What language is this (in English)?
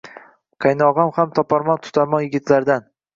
Uzbek